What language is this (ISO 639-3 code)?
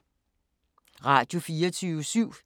dan